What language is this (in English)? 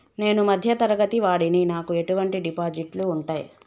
Telugu